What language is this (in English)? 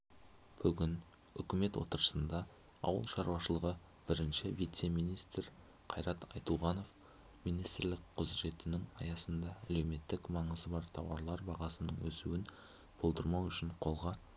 Kazakh